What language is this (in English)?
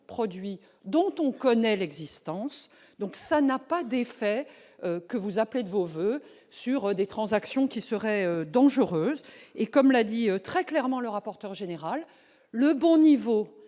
French